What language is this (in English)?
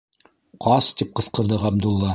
Bashkir